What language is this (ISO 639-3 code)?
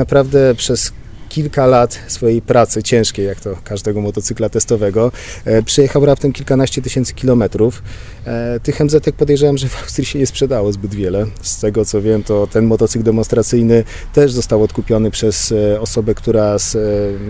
pol